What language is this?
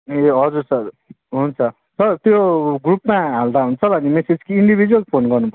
Nepali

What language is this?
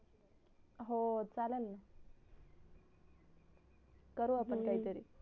Marathi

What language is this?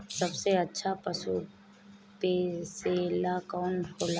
Bhojpuri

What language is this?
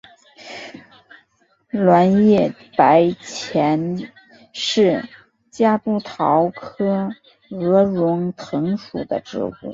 Chinese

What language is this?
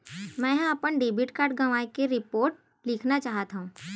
Chhattisgarhi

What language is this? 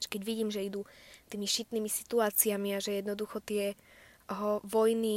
Slovak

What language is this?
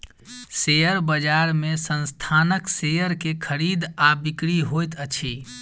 Maithili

